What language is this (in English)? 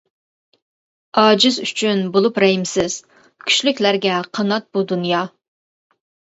Uyghur